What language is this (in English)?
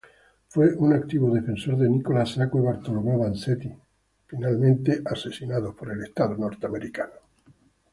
Spanish